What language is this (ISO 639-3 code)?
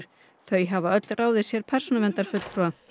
isl